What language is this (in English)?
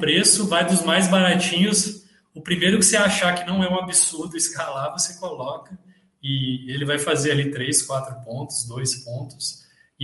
Portuguese